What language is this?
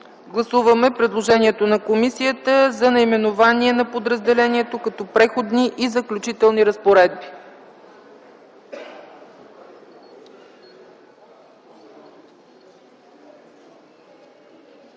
Bulgarian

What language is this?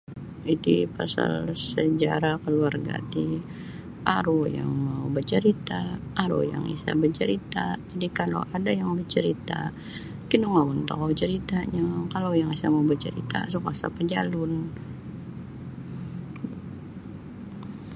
Sabah Bisaya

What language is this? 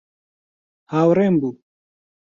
Central Kurdish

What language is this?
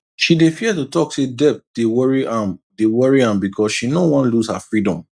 Nigerian Pidgin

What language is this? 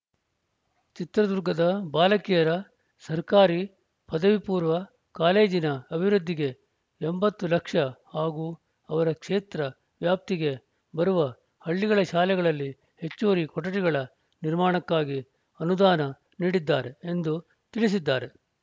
Kannada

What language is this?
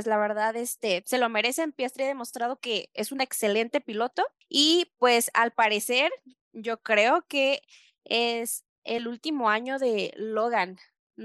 Spanish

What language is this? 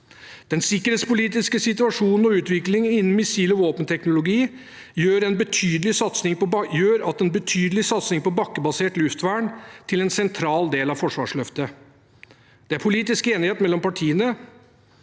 Norwegian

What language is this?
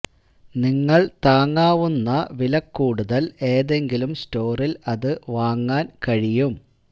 Malayalam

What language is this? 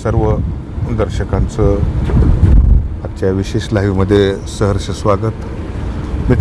Marathi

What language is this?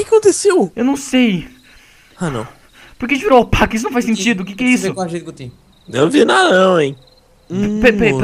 Portuguese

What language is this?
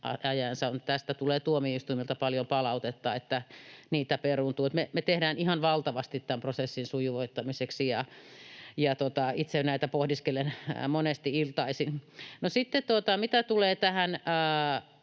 Finnish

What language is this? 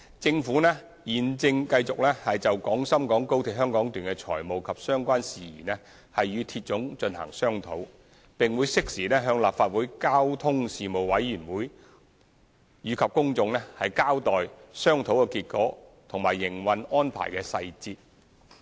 Cantonese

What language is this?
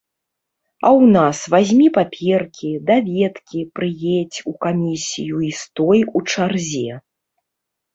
Belarusian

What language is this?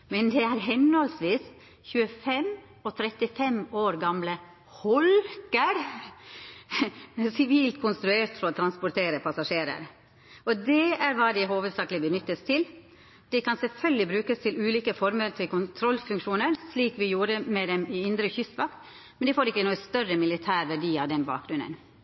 Norwegian Nynorsk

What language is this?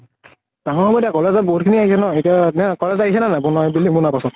Assamese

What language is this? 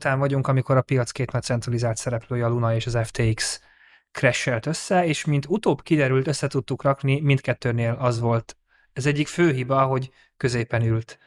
Hungarian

